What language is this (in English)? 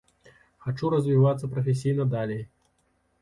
Belarusian